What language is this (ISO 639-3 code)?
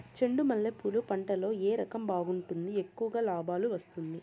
tel